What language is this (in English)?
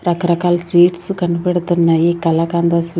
Telugu